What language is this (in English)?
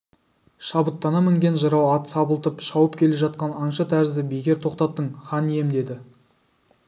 Kazakh